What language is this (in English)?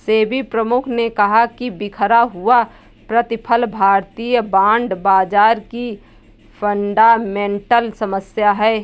Hindi